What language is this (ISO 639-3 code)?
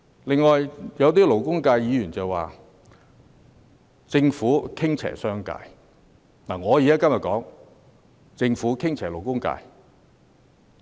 yue